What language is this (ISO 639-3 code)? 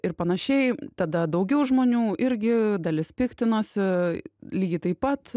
lit